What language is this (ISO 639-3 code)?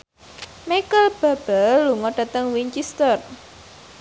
jav